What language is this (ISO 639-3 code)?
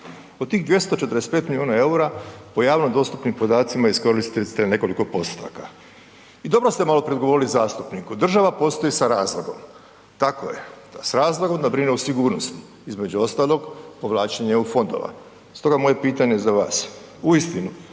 hrv